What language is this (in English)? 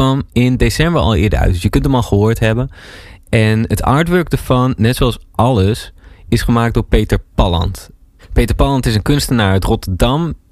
Dutch